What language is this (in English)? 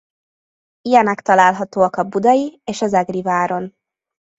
Hungarian